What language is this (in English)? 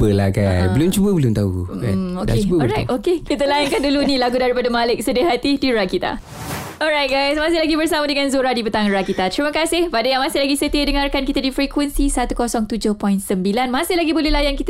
Malay